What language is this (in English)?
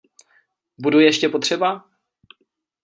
Czech